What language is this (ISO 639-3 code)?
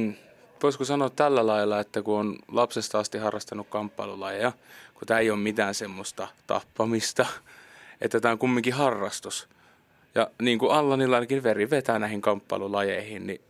fin